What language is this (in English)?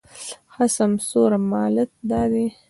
Pashto